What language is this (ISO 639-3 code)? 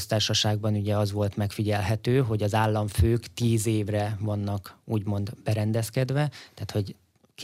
hun